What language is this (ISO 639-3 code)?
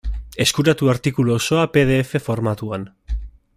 eus